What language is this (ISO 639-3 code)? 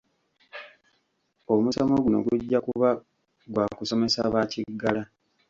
lug